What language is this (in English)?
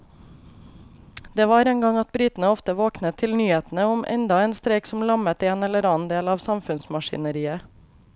Norwegian